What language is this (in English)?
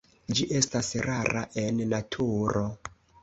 Esperanto